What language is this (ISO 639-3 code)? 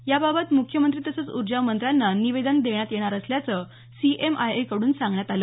mar